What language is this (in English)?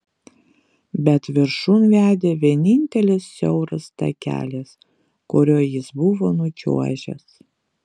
Lithuanian